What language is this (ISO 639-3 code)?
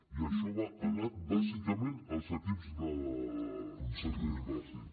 cat